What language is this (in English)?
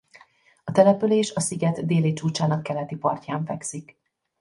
Hungarian